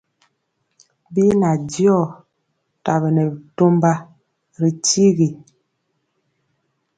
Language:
Mpiemo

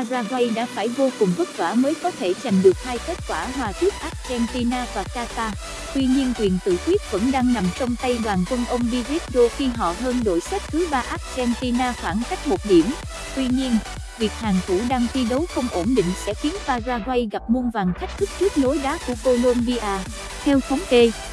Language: Vietnamese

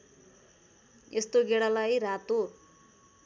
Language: Nepali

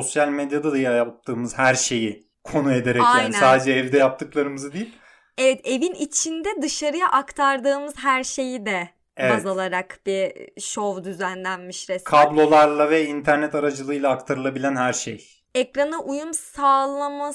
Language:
Turkish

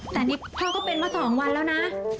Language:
Thai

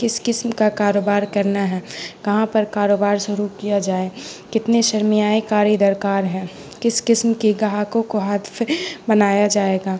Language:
Urdu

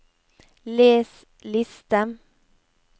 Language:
Norwegian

